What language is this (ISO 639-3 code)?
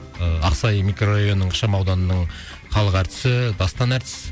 kaz